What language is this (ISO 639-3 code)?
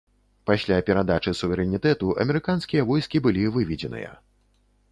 bel